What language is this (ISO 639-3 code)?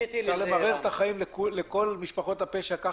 heb